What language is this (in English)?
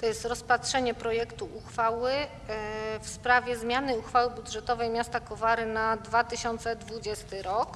Polish